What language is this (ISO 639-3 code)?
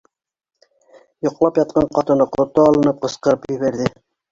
bak